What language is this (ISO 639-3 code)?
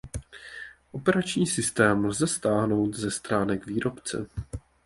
ces